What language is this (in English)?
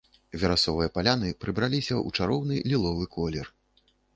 Belarusian